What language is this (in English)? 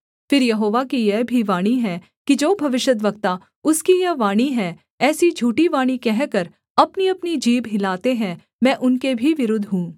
Hindi